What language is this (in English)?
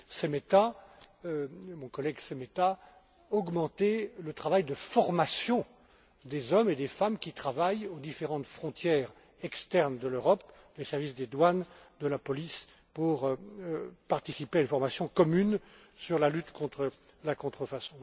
French